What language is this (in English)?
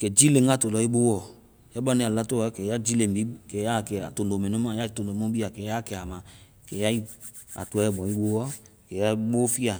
Vai